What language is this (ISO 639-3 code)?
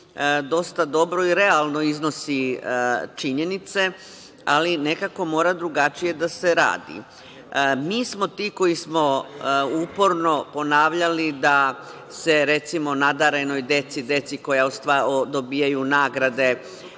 srp